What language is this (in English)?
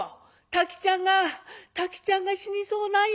Japanese